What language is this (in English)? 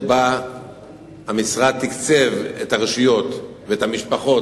Hebrew